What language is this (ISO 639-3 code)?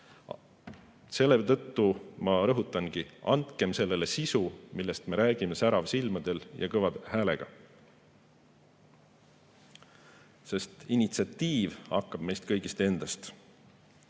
est